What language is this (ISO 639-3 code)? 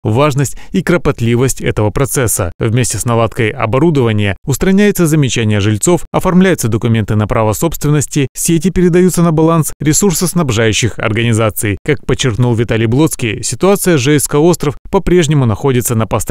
rus